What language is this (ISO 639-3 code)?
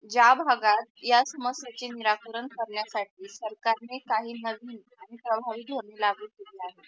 mar